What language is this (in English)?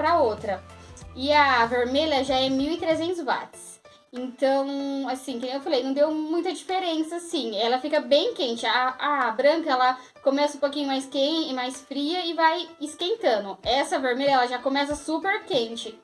Portuguese